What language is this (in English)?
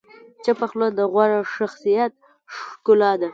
Pashto